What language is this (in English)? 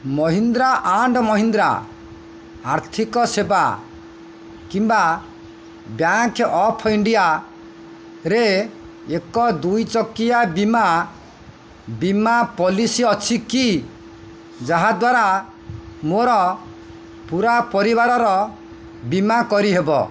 Odia